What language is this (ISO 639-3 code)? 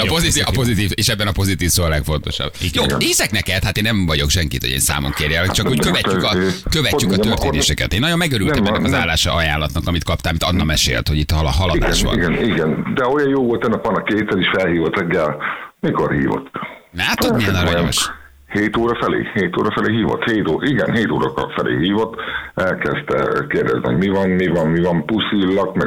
hun